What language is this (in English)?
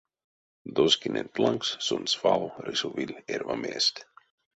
Erzya